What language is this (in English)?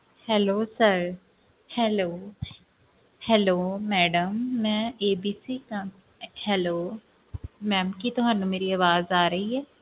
Punjabi